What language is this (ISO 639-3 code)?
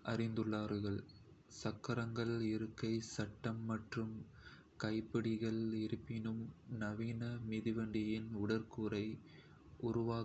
kfe